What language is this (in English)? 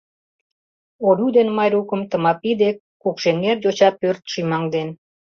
Mari